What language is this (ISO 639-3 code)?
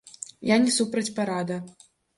bel